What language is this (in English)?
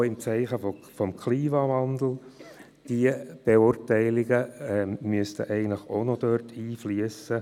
Swiss German